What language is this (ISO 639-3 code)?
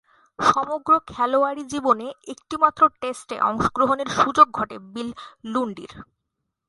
ben